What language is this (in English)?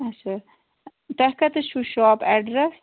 Kashmiri